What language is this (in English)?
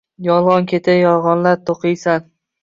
Uzbek